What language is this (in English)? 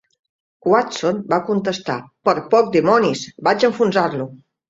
Catalan